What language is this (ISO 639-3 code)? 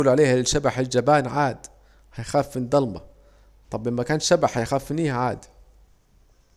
aec